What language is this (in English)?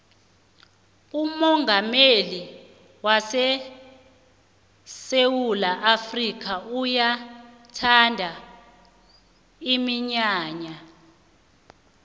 South Ndebele